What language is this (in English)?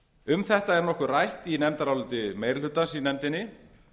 Icelandic